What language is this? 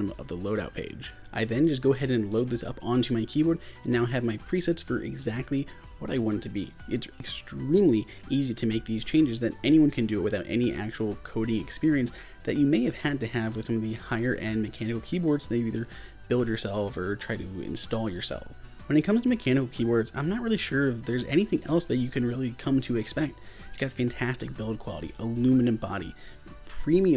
English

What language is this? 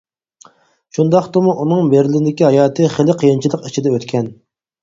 Uyghur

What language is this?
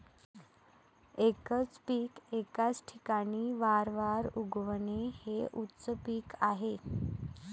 Marathi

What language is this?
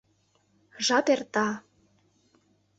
Mari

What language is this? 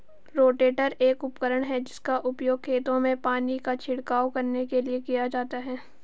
Hindi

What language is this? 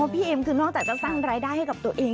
Thai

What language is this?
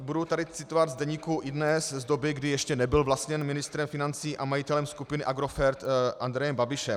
Czech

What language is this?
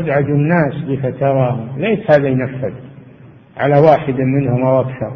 Arabic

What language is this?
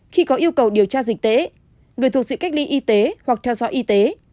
Vietnamese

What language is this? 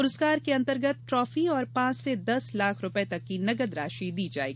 Hindi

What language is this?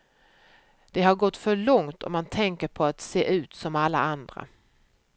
Swedish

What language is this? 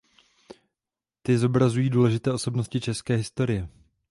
Czech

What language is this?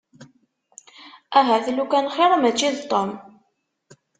Kabyle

